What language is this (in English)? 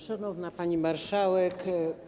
Polish